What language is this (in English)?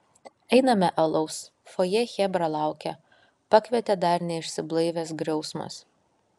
Lithuanian